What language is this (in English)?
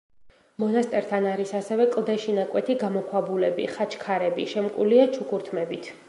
Georgian